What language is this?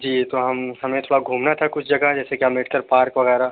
Urdu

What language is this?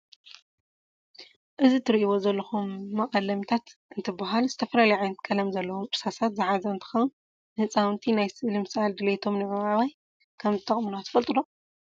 Tigrinya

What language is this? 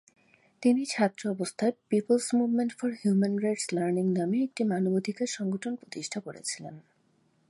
Bangla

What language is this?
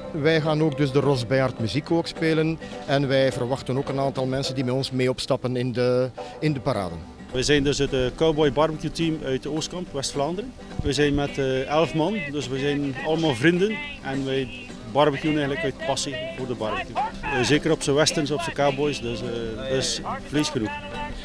Dutch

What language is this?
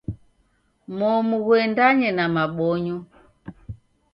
Taita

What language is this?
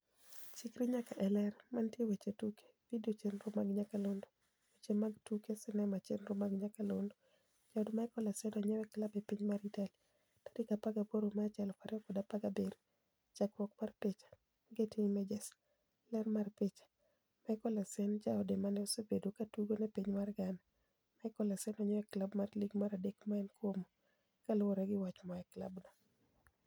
Luo (Kenya and Tanzania)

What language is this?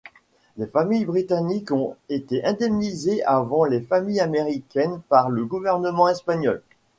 French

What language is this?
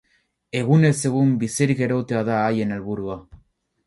Basque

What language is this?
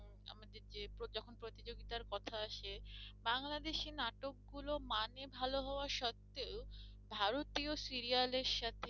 Bangla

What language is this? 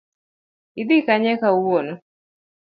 Luo (Kenya and Tanzania)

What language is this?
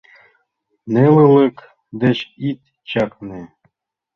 Mari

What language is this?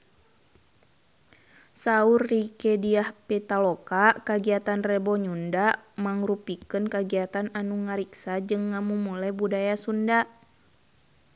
Sundanese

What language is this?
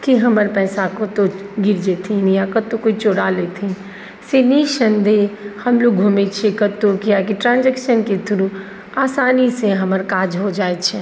Maithili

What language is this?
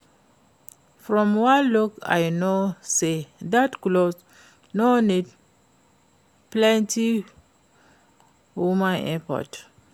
Nigerian Pidgin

